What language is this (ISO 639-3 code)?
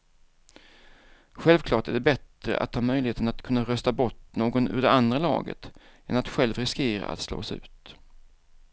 swe